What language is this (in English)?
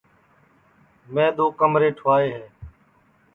Sansi